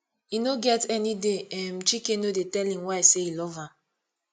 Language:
Nigerian Pidgin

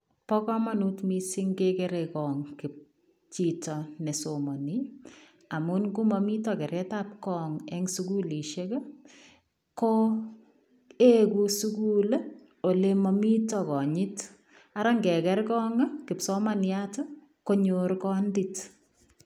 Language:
Kalenjin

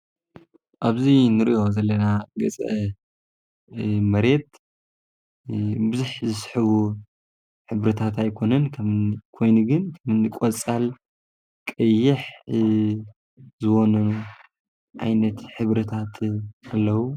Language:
Tigrinya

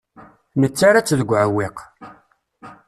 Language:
Kabyle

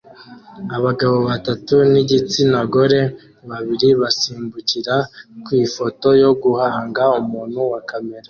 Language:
Kinyarwanda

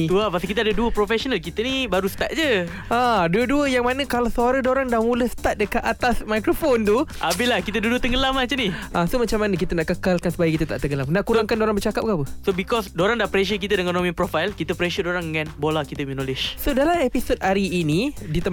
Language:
Malay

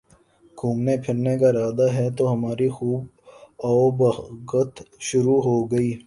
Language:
Urdu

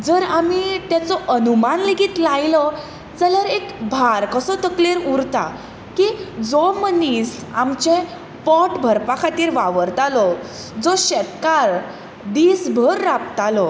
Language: Konkani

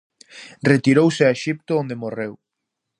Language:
Galician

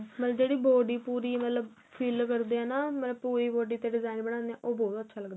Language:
Punjabi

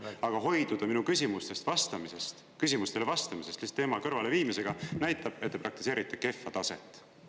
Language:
Estonian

